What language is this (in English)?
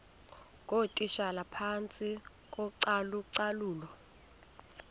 Xhosa